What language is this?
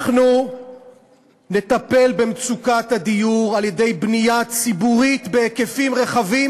Hebrew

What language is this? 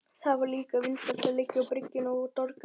Icelandic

